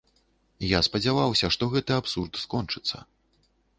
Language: Belarusian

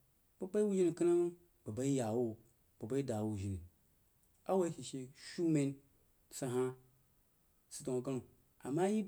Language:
Jiba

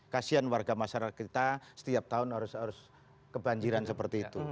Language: Indonesian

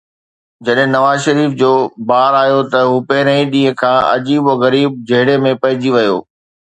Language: Sindhi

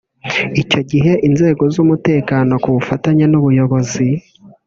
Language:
Kinyarwanda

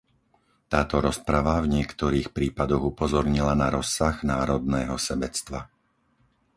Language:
Slovak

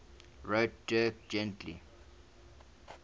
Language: English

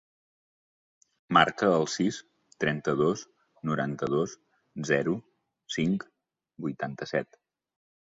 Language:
Catalan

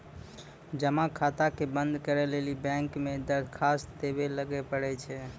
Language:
Maithili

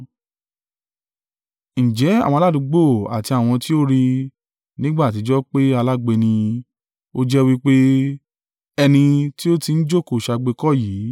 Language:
Yoruba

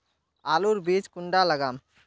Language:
Magahi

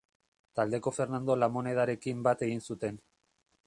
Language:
Basque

